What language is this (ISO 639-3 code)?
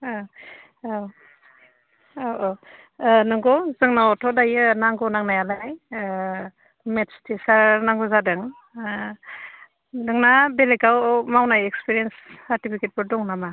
brx